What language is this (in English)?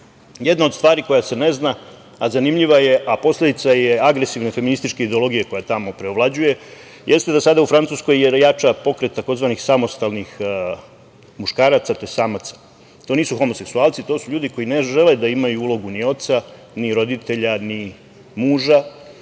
Serbian